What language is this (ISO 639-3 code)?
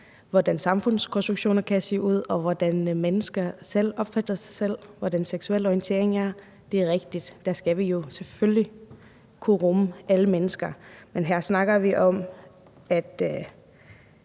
dan